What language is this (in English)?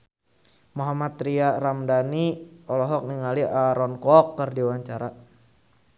Sundanese